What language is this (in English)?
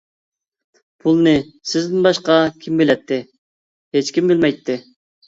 Uyghur